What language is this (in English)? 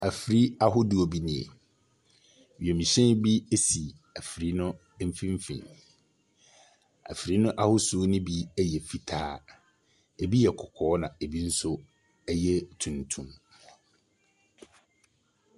Akan